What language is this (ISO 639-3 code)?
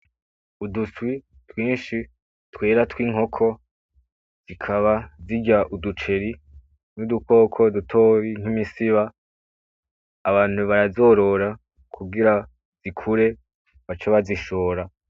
run